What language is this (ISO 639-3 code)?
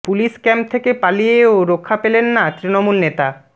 ben